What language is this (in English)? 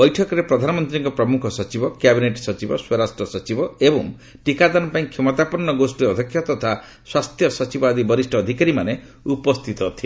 Odia